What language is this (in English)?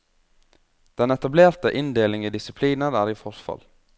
Norwegian